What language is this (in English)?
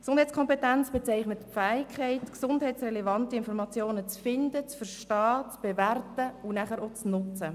Swiss German